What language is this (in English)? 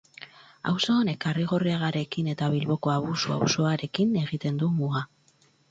Basque